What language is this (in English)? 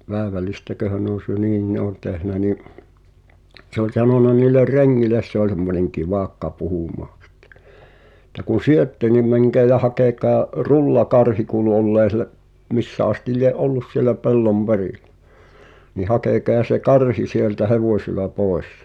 Finnish